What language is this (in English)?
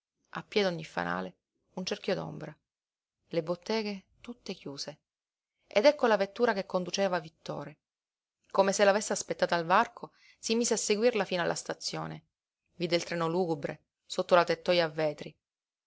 Italian